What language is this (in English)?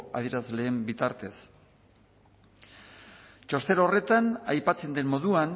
Basque